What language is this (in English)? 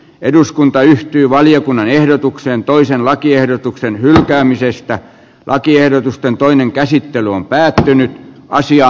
Finnish